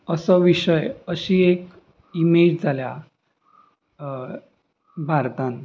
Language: Konkani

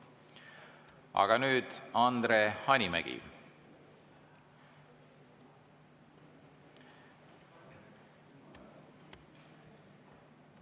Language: Estonian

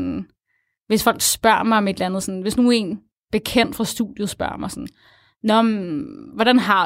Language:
Danish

